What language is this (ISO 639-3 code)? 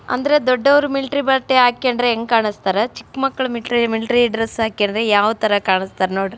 kan